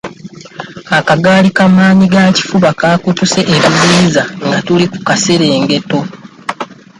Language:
Ganda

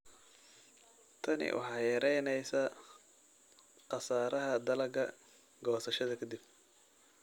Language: Somali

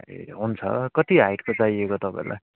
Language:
Nepali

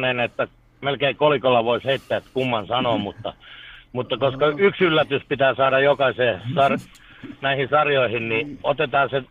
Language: Finnish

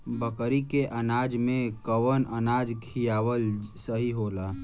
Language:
Bhojpuri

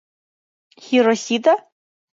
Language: Mari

